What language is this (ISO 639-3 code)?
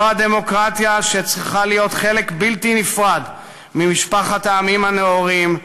heb